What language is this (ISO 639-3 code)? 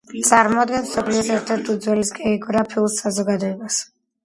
kat